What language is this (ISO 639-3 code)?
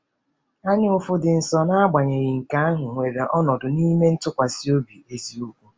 ibo